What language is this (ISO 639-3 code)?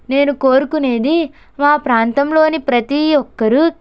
tel